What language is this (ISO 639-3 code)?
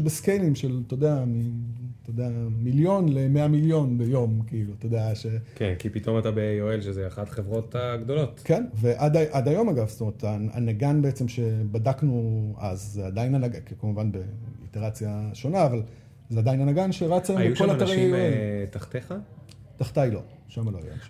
heb